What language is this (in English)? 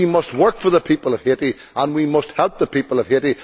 English